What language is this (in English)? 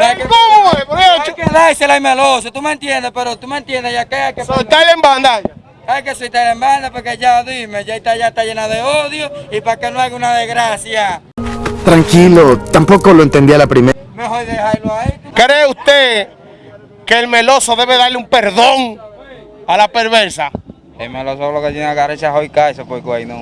Spanish